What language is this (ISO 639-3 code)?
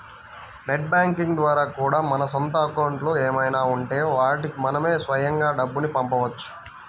tel